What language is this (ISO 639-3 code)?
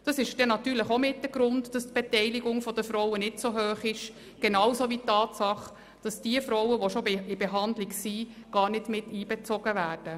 gsw